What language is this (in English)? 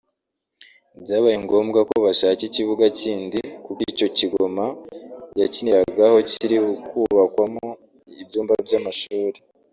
Kinyarwanda